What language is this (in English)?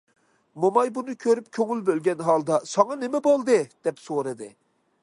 Uyghur